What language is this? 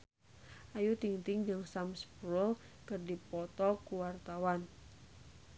Sundanese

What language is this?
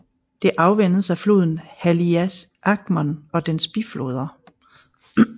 Danish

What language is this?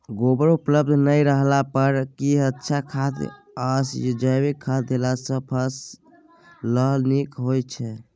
Maithili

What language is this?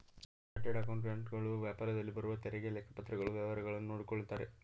Kannada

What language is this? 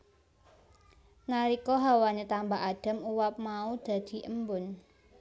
Javanese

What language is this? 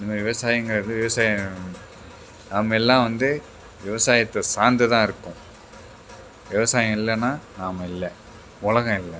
Tamil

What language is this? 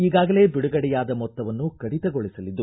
Kannada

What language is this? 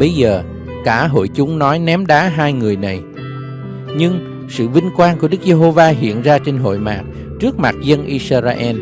Vietnamese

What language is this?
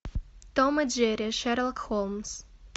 Russian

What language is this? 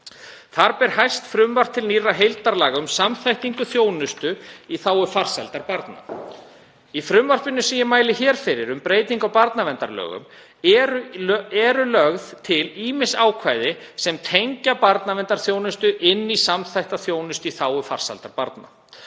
Icelandic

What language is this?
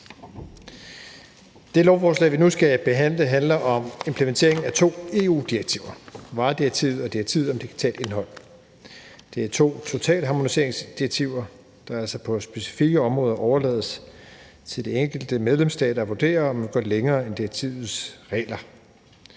Danish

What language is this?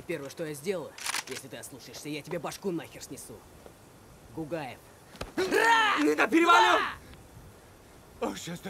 Russian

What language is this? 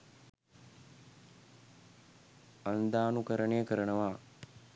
Sinhala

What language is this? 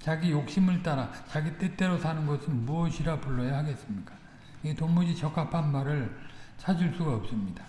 Korean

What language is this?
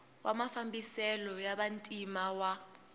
Tsonga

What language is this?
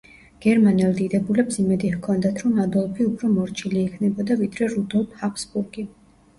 Georgian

